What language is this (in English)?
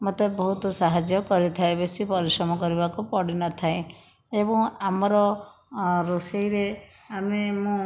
Odia